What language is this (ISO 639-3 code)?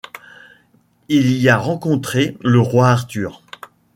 fra